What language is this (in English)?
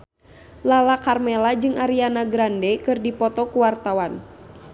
Sundanese